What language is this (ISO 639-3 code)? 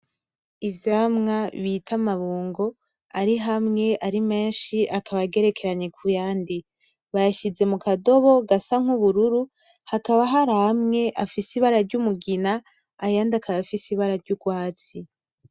run